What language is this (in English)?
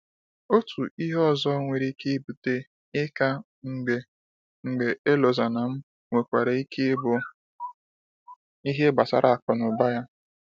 Igbo